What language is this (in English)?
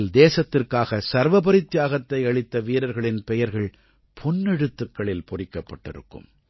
Tamil